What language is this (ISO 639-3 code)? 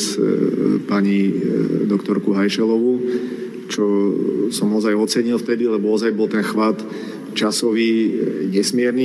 slk